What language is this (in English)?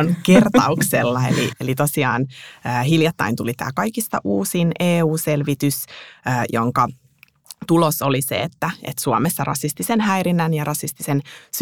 Finnish